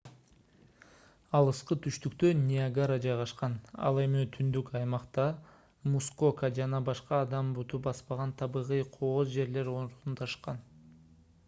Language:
Kyrgyz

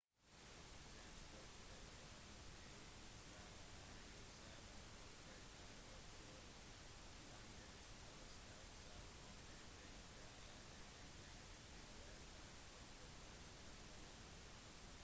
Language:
Norwegian Bokmål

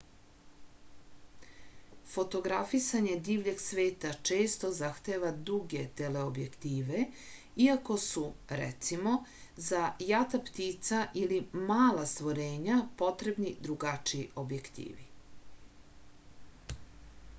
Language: Serbian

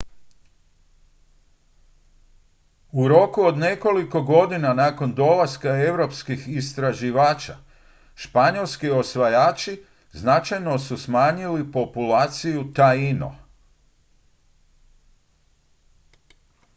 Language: Croatian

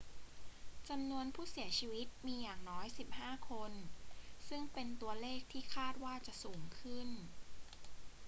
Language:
Thai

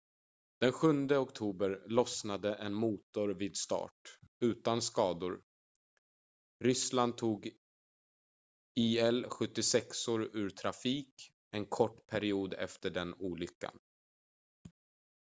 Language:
Swedish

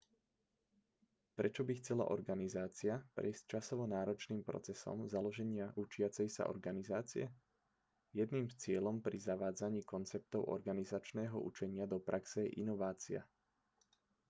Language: Slovak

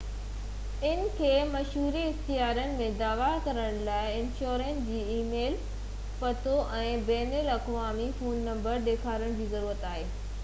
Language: Sindhi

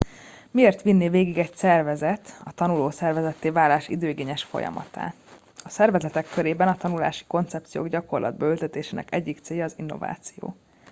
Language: Hungarian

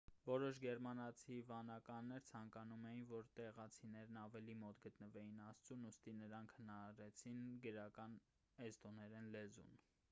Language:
Armenian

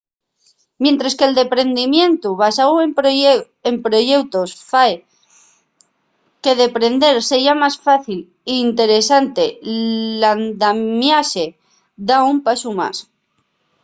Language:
Asturian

